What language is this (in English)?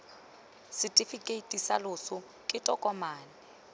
Tswana